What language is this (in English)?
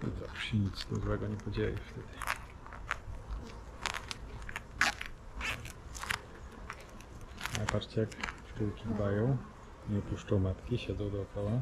Polish